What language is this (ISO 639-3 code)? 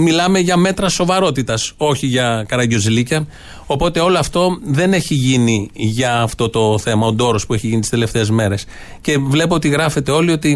ell